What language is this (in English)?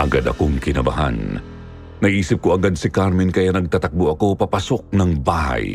Filipino